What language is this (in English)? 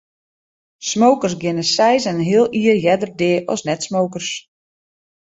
Western Frisian